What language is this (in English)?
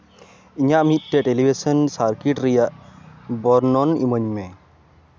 Santali